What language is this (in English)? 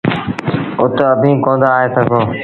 Sindhi Bhil